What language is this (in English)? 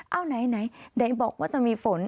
Thai